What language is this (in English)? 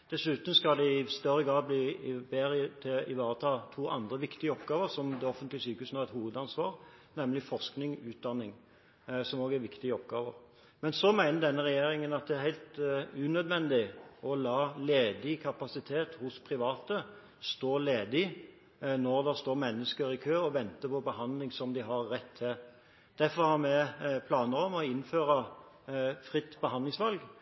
Norwegian Bokmål